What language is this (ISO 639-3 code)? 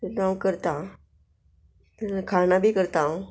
kok